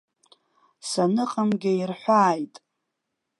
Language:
Abkhazian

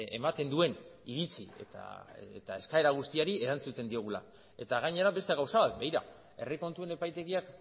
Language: Basque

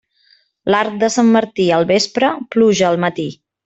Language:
Catalan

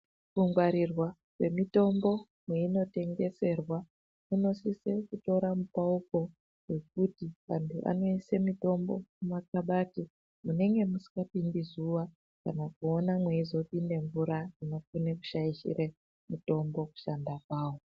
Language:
Ndau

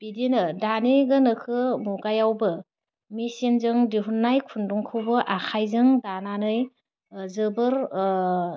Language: Bodo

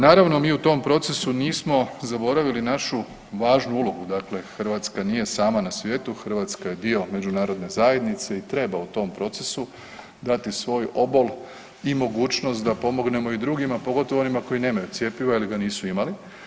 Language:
Croatian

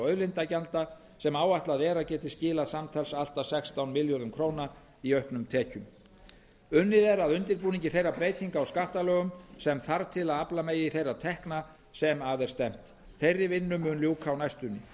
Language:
Icelandic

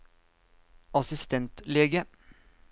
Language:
Norwegian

